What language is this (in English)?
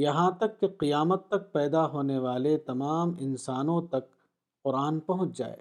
Urdu